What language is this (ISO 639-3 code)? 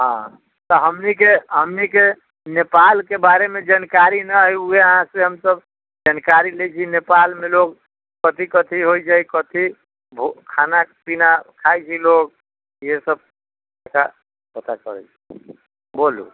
mai